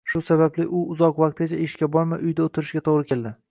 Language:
Uzbek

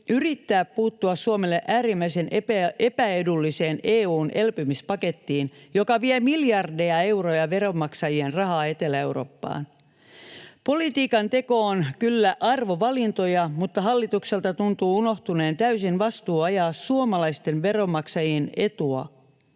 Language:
Finnish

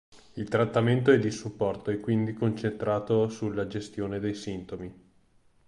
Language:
Italian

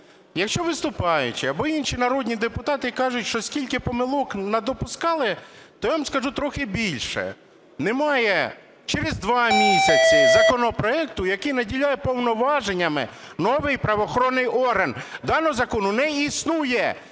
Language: Ukrainian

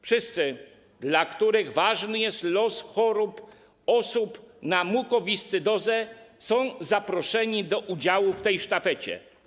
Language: Polish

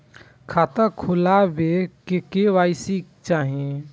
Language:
Maithili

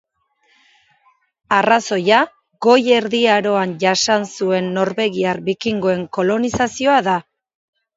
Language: Basque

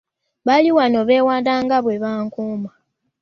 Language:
Ganda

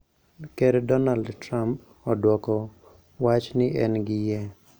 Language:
Luo (Kenya and Tanzania)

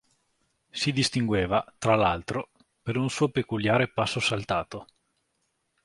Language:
Italian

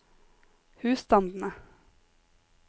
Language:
Norwegian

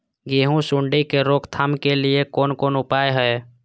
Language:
Maithili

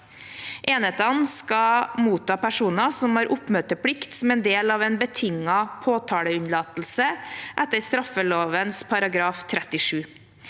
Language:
Norwegian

